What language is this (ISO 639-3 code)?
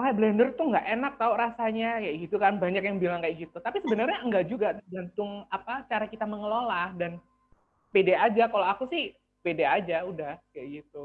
ind